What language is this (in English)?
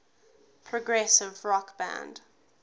English